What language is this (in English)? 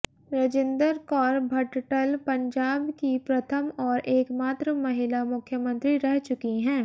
Hindi